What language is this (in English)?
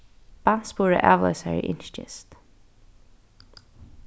Faroese